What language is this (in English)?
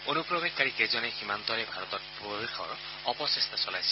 Assamese